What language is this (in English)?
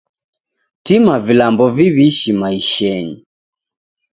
Taita